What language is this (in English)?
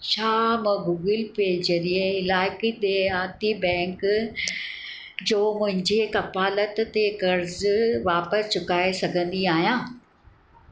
Sindhi